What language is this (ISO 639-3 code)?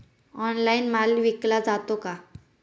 mar